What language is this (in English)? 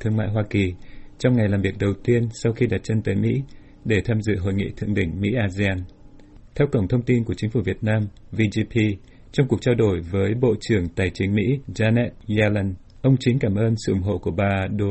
Vietnamese